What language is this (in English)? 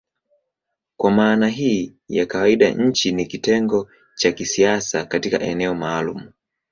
Swahili